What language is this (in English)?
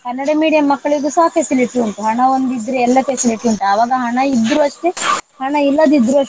Kannada